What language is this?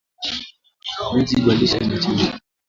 Swahili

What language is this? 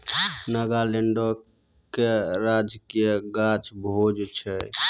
Maithili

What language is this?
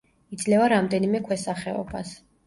Georgian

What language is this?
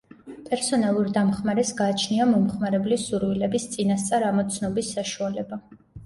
Georgian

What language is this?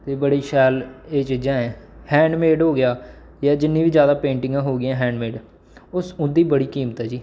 Dogri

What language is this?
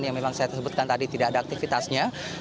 Indonesian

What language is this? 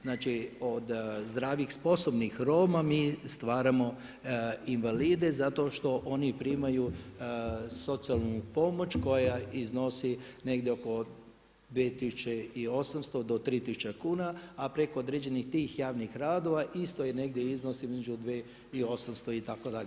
Croatian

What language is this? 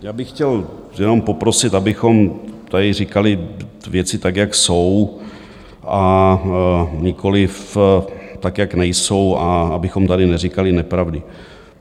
Czech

